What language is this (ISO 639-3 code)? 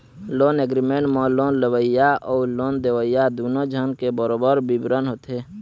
hne